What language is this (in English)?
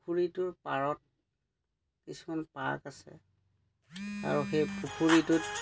Assamese